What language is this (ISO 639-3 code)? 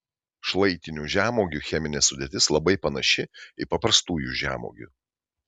lit